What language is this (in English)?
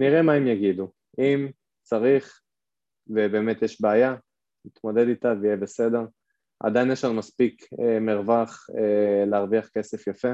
Hebrew